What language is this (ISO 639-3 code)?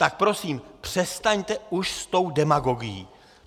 ces